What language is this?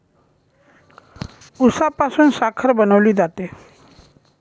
Marathi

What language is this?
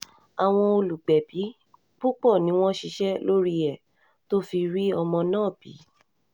Yoruba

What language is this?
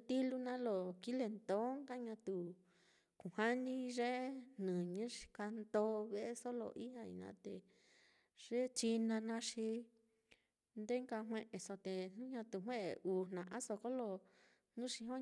Mitlatongo Mixtec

